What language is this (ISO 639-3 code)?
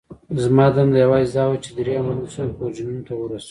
pus